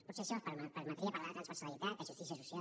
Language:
Catalan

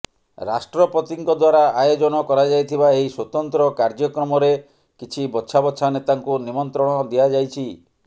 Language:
Odia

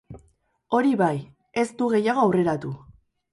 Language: Basque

